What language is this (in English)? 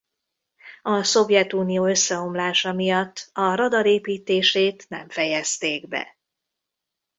Hungarian